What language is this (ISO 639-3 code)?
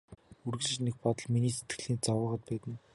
mon